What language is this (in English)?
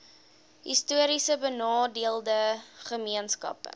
Afrikaans